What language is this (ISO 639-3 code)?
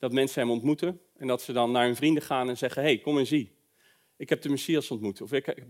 nld